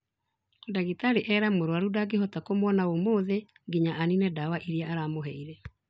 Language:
Kikuyu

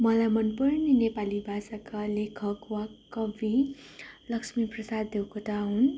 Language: Nepali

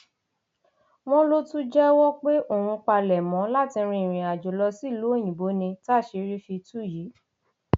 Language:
Yoruba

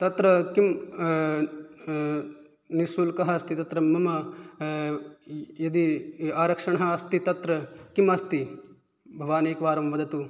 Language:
Sanskrit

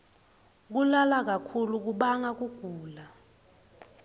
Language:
Swati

